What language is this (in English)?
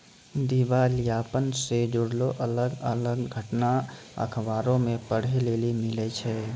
Maithili